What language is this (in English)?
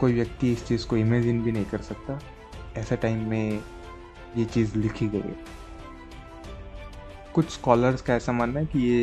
Hindi